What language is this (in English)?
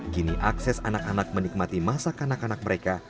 Indonesian